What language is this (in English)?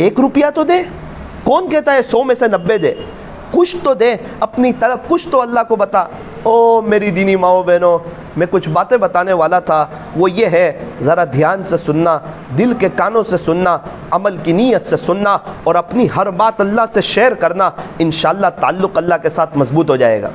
Hindi